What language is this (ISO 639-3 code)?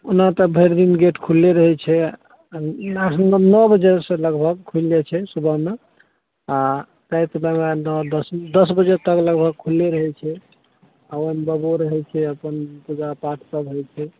mai